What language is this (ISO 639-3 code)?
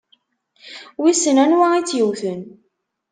kab